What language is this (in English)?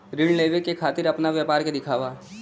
Bhojpuri